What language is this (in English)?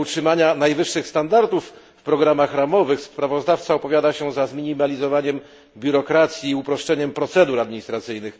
Polish